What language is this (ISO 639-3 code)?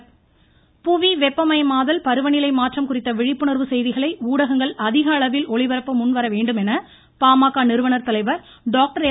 tam